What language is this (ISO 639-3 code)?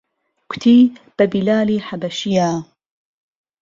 ckb